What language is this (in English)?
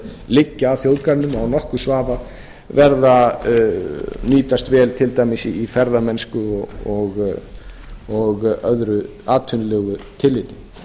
Icelandic